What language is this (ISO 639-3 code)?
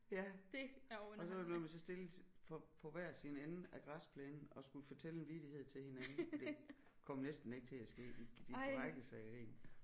dan